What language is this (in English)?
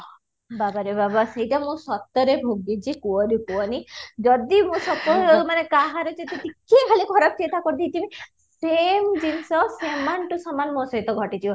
Odia